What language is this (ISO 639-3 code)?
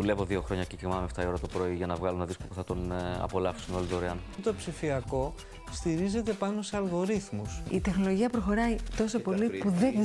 ell